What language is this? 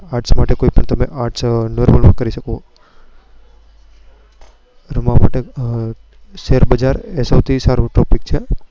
Gujarati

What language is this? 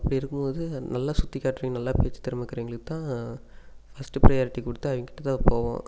Tamil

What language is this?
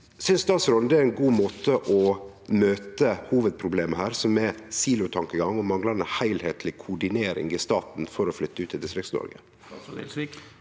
Norwegian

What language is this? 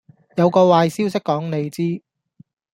Cantonese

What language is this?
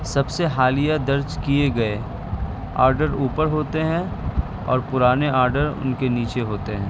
Urdu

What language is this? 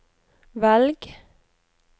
Norwegian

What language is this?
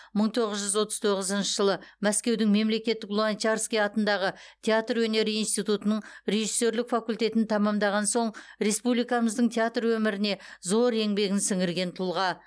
Kazakh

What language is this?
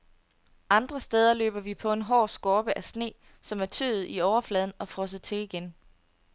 Danish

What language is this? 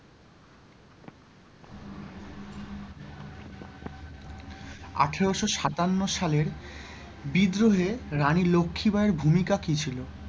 Bangla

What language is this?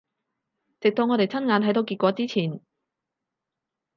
Cantonese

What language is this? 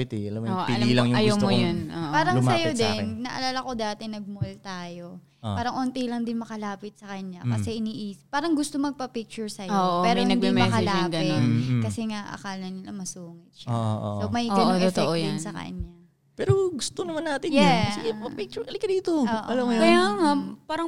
Filipino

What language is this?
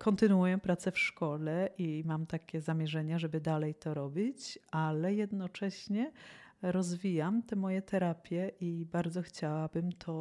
Polish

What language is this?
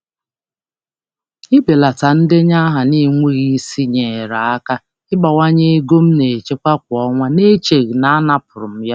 Igbo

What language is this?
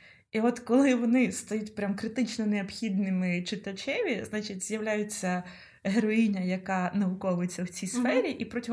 Ukrainian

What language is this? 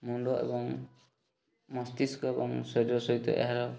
Odia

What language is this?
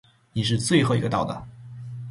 Chinese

